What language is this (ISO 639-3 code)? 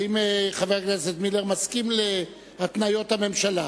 heb